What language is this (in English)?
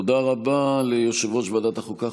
Hebrew